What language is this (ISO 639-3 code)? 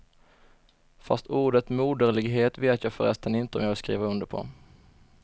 swe